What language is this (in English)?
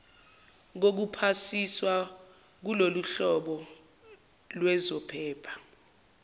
Zulu